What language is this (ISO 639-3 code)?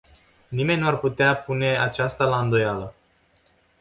ron